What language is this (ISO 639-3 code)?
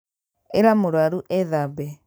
kik